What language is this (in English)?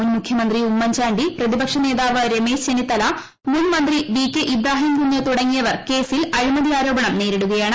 Malayalam